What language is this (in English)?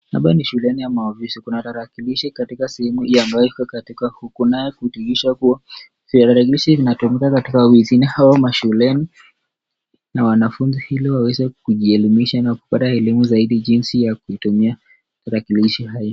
Swahili